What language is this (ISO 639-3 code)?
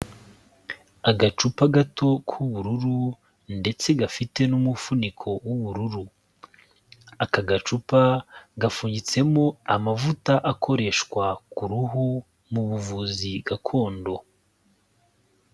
kin